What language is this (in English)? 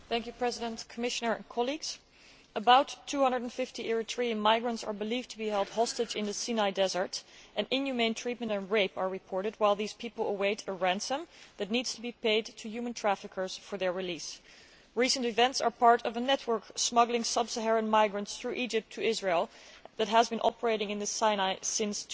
English